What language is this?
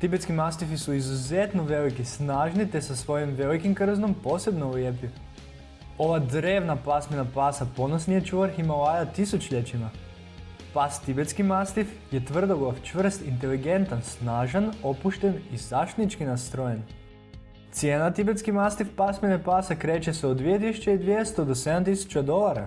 Croatian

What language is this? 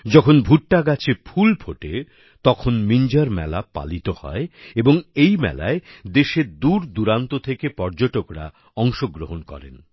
Bangla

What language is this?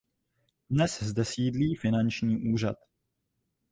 Czech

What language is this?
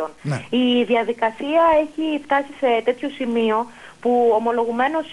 Greek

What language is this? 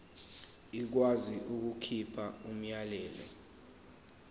Zulu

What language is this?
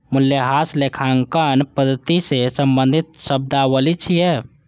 Maithili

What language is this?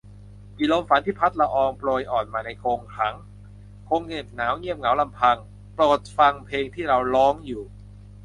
Thai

